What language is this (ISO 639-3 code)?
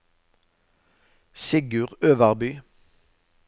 nor